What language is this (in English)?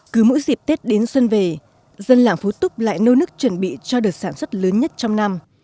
Vietnamese